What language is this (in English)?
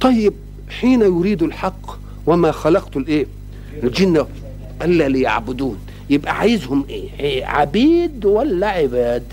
Arabic